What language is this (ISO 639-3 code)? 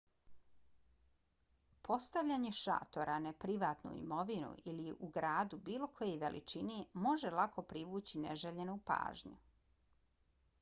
bos